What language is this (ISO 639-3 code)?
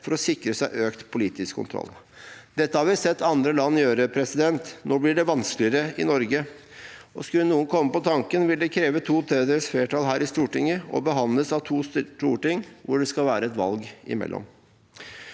nor